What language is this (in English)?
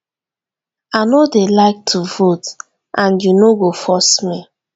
Nigerian Pidgin